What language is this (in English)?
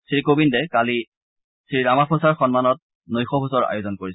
Assamese